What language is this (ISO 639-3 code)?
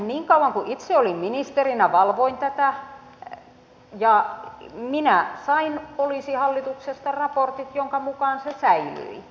fin